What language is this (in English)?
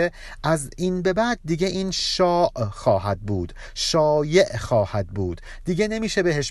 Persian